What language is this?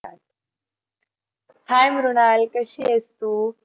Marathi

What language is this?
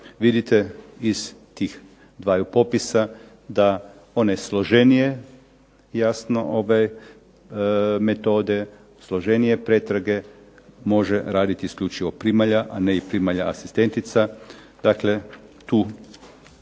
Croatian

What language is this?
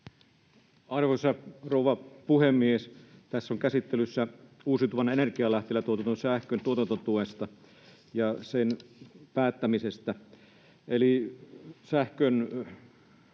Finnish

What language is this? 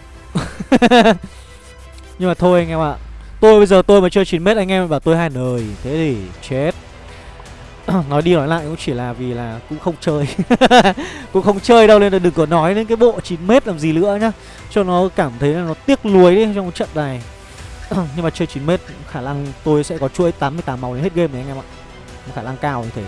Vietnamese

